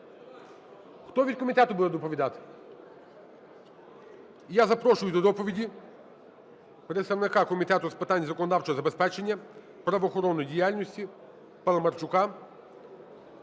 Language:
Ukrainian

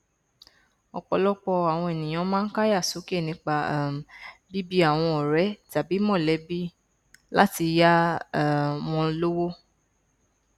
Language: Yoruba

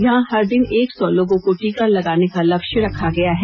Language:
Hindi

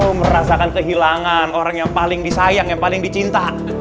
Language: Indonesian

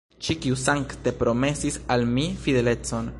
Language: Esperanto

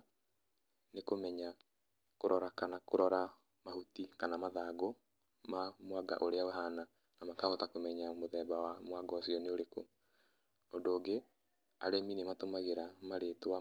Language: Kikuyu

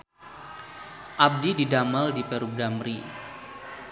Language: Sundanese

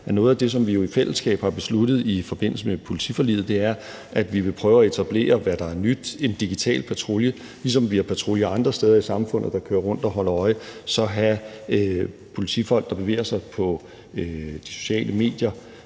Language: Danish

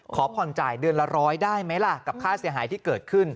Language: Thai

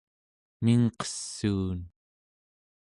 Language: Central Yupik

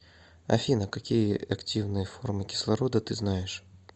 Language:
Russian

